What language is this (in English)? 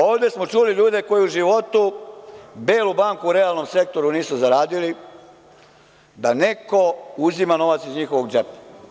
Serbian